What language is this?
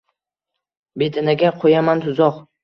Uzbek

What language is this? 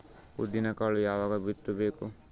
Kannada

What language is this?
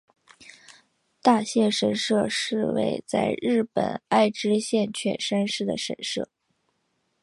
Chinese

